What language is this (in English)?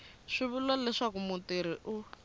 Tsonga